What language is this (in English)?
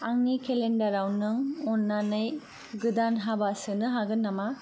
Bodo